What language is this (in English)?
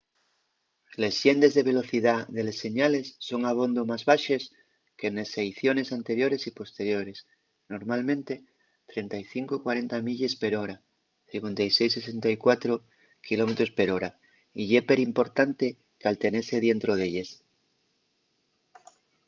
Asturian